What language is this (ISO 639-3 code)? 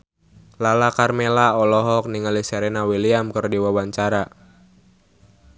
sun